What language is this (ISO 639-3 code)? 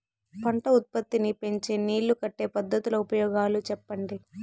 tel